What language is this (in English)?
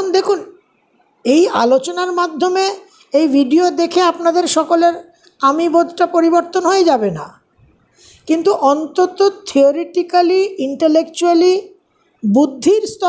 Bangla